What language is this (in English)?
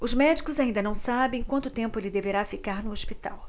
Portuguese